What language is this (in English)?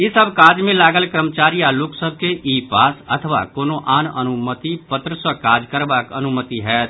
Maithili